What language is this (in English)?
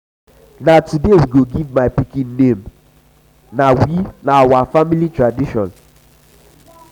Nigerian Pidgin